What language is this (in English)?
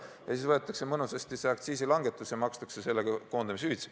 Estonian